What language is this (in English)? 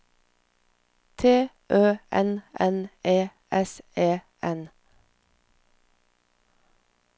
Norwegian